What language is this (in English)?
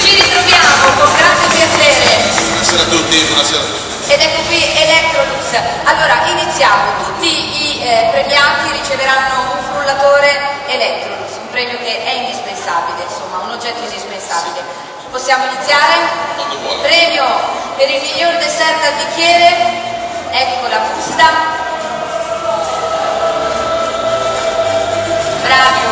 Italian